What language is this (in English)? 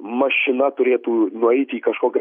Lithuanian